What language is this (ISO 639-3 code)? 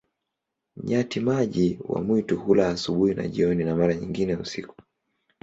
swa